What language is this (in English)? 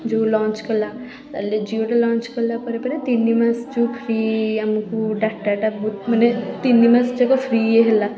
Odia